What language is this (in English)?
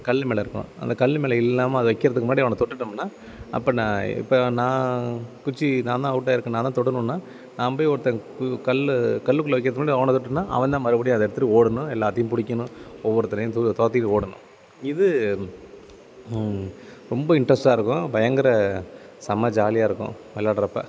Tamil